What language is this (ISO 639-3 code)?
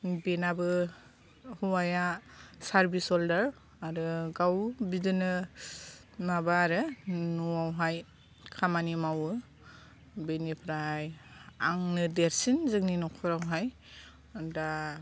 brx